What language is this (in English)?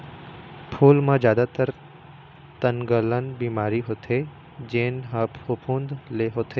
Chhattisgarhi